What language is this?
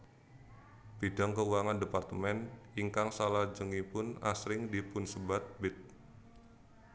Javanese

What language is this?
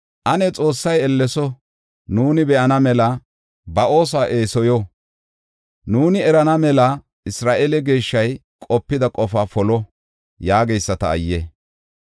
Gofa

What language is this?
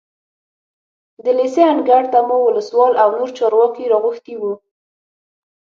Pashto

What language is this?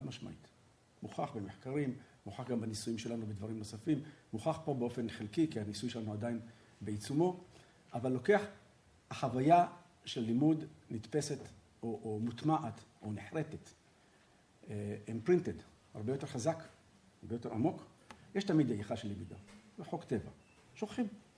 Hebrew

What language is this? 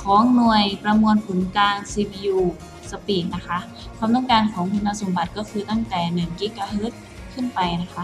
Thai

